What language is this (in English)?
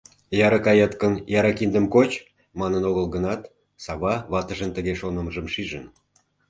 Mari